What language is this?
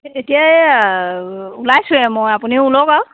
Assamese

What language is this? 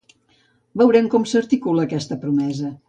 Catalan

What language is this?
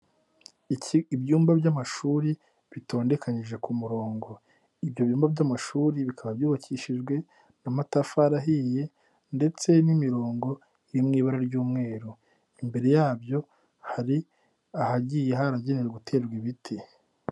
Kinyarwanda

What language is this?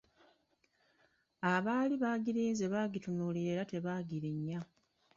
Ganda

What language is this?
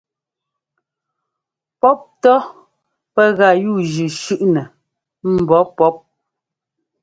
Ngomba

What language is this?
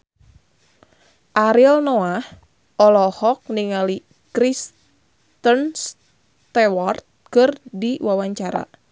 Sundanese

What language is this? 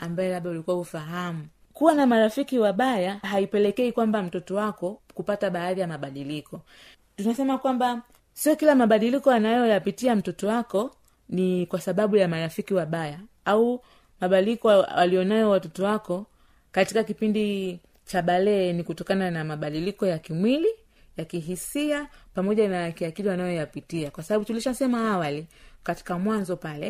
Swahili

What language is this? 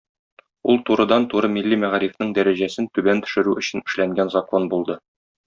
Tatar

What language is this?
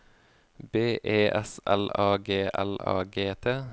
Norwegian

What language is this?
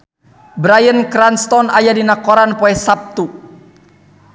Sundanese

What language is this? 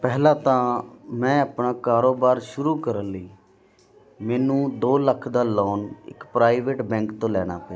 Punjabi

